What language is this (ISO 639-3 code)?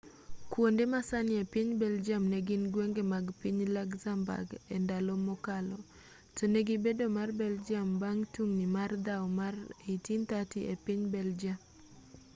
luo